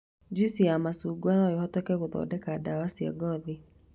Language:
Kikuyu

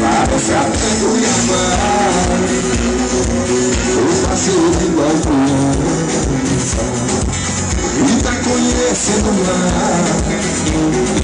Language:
Portuguese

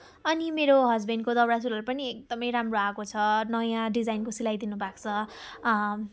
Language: Nepali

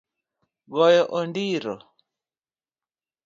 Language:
Luo (Kenya and Tanzania)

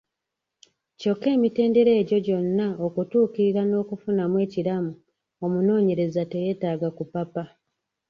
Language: Ganda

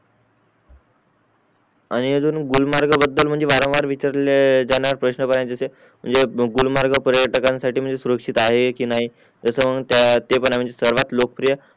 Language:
Marathi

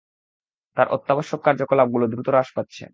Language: Bangla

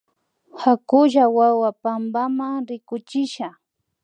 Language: Imbabura Highland Quichua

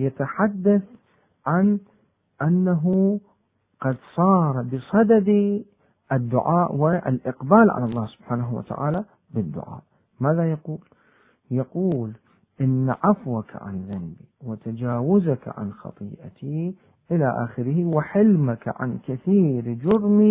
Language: Arabic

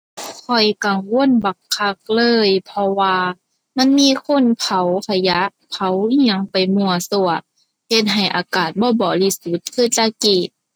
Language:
Thai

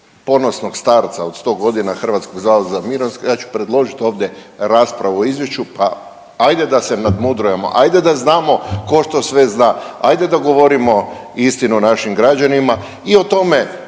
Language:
Croatian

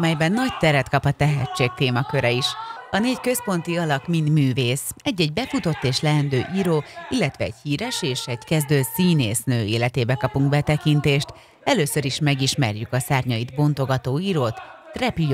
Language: Hungarian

